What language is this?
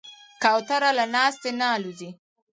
Pashto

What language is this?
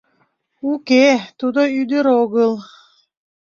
Mari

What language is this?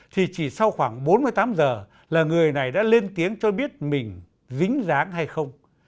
Vietnamese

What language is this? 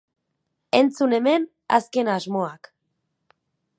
Basque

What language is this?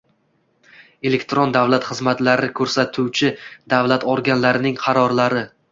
Uzbek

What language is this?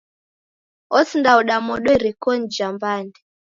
Taita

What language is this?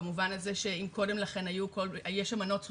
Hebrew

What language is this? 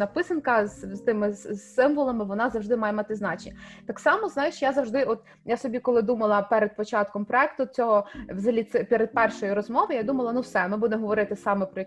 Ukrainian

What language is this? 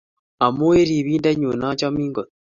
Kalenjin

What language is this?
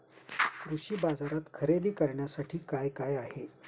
Marathi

